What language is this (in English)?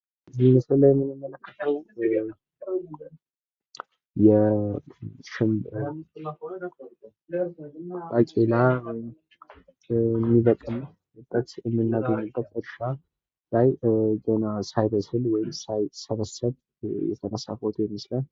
Amharic